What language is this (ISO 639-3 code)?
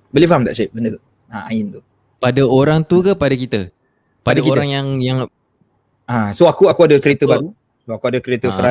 msa